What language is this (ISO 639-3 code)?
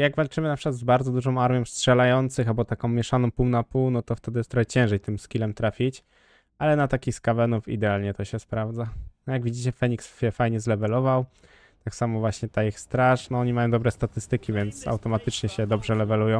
pol